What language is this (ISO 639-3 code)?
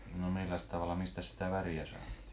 fin